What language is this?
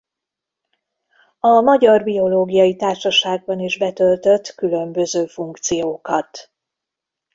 Hungarian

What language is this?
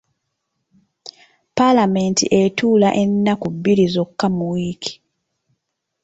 Ganda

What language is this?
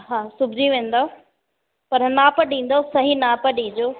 Sindhi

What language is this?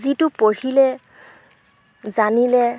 Assamese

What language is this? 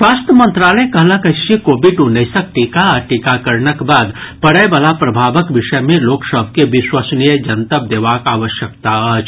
Maithili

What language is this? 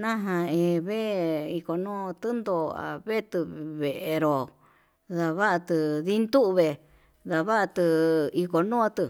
Yutanduchi Mixtec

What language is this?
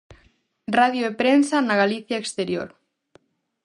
Galician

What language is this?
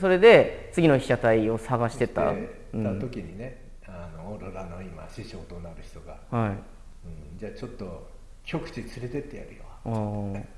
Japanese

